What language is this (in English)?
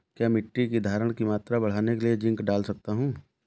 Hindi